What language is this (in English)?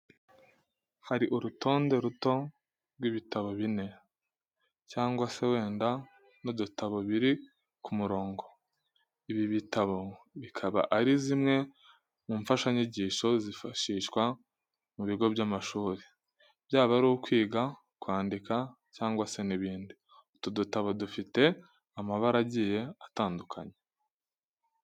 Kinyarwanda